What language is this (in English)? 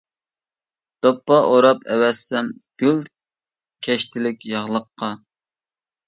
Uyghur